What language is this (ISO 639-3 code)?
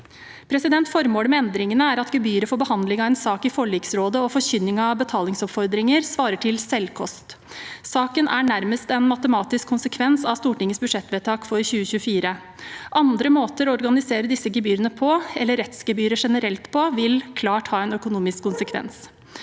nor